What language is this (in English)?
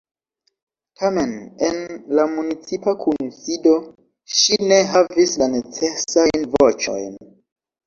Esperanto